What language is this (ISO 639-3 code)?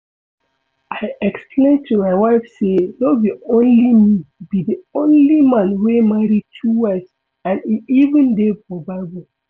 pcm